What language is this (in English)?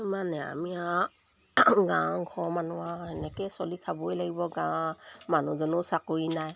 Assamese